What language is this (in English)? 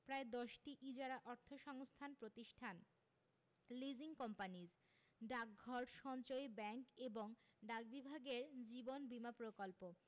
Bangla